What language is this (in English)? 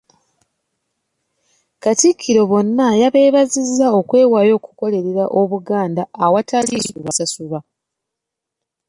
Ganda